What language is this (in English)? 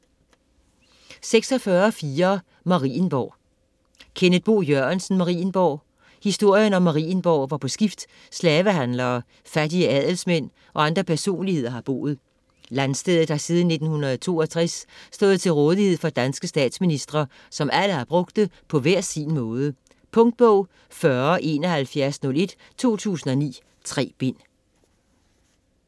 Danish